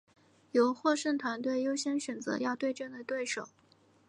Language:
Chinese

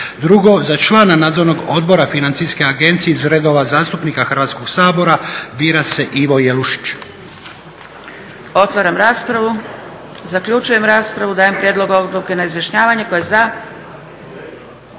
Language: Croatian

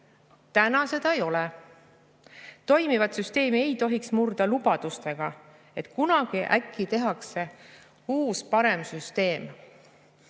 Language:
Estonian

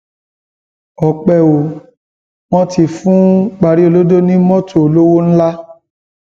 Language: Yoruba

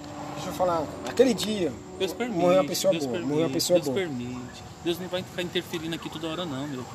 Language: Portuguese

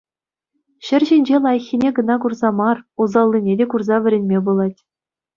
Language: Chuvash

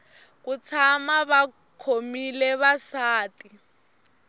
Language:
Tsonga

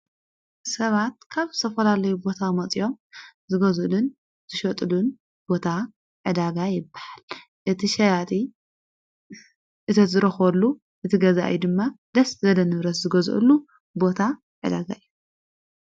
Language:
Tigrinya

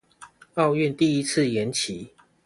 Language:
Chinese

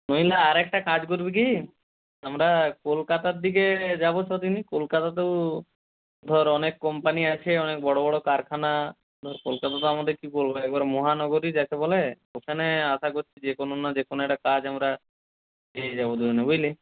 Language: Bangla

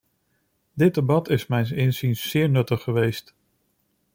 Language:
Dutch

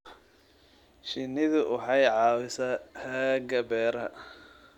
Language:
Somali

